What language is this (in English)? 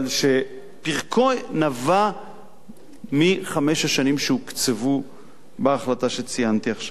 Hebrew